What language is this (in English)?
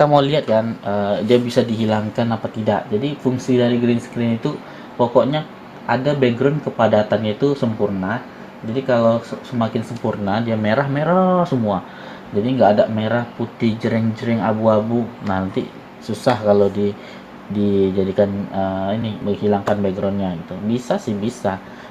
Indonesian